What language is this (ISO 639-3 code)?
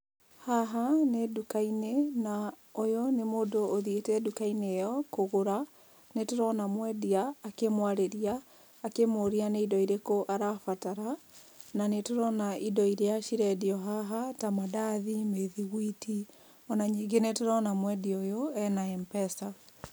kik